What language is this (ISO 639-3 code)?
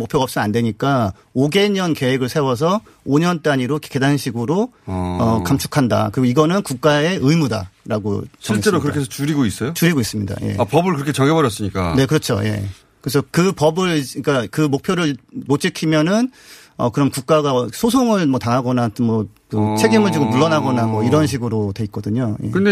kor